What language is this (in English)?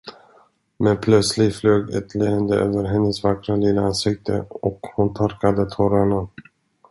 Swedish